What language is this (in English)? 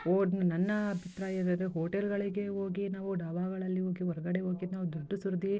Kannada